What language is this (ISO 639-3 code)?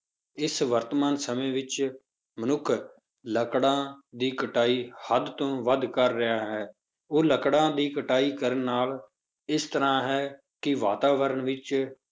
pan